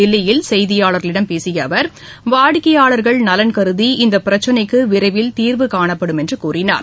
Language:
Tamil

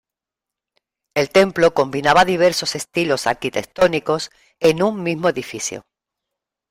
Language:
Spanish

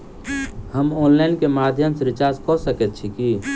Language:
Maithili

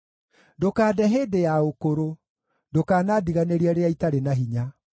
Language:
Kikuyu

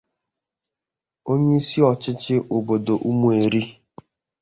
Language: Igbo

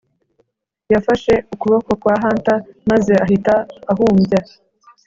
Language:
Kinyarwanda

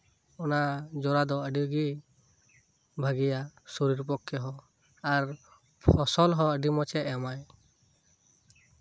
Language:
Santali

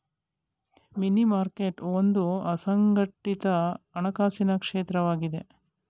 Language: Kannada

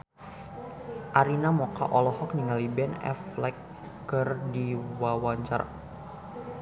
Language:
Sundanese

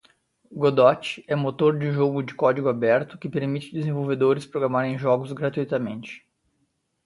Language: Portuguese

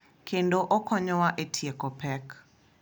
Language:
Luo (Kenya and Tanzania)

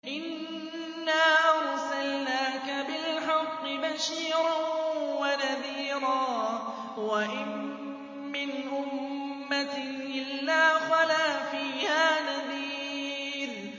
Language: Arabic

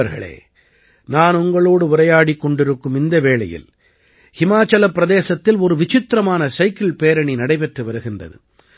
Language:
Tamil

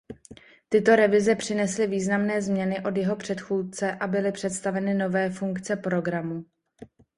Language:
Czech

